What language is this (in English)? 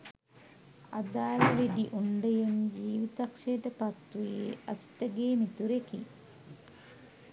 Sinhala